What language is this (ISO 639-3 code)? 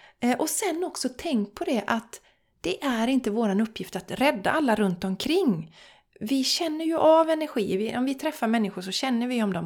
swe